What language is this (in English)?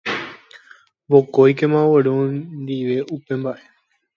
Guarani